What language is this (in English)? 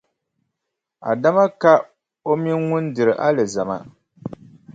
Dagbani